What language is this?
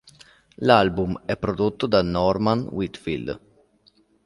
Italian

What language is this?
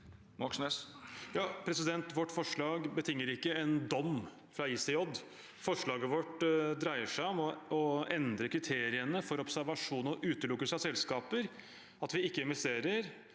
Norwegian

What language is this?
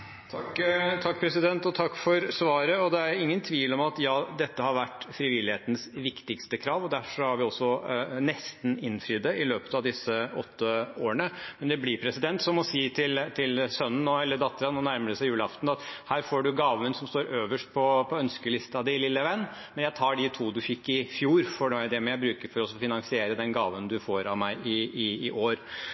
Norwegian Bokmål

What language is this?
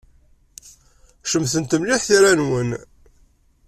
Kabyle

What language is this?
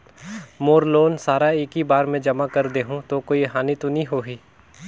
Chhattisgarhi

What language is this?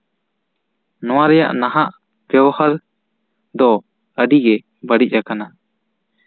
Santali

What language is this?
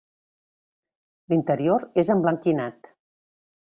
Catalan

